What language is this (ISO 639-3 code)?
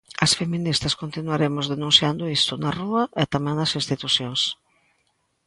glg